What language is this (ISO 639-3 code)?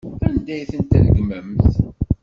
kab